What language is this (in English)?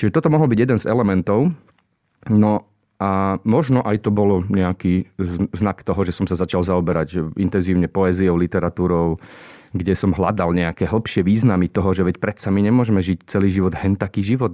Slovak